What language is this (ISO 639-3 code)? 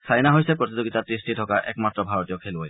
asm